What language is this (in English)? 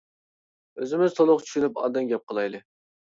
Uyghur